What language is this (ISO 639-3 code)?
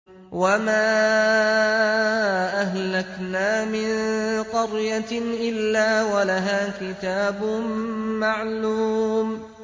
ara